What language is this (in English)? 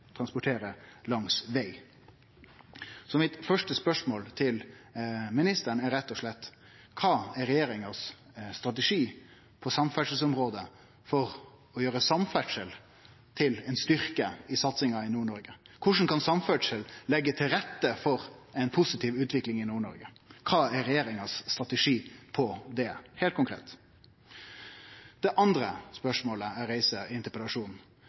Norwegian Nynorsk